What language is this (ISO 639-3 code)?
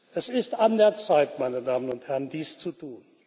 deu